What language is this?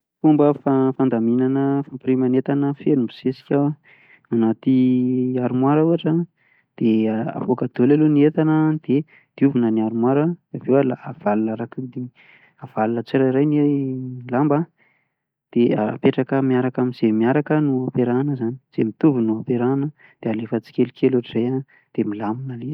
Malagasy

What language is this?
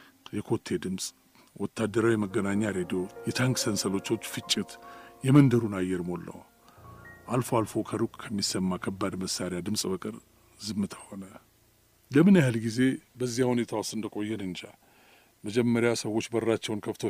Amharic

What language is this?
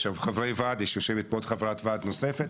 Hebrew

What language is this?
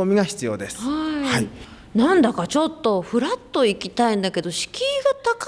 Japanese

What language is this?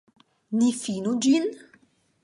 Esperanto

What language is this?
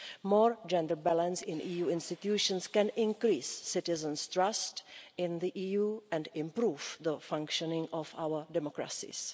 English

